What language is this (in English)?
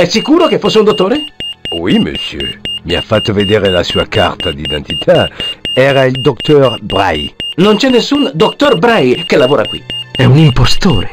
Italian